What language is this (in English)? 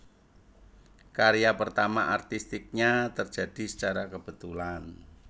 Javanese